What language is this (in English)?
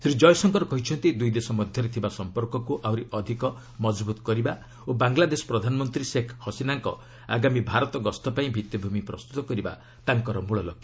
Odia